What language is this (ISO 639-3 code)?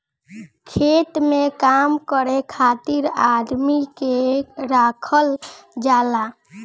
bho